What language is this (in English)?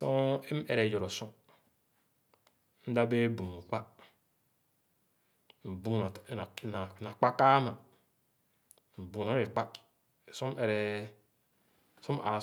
Khana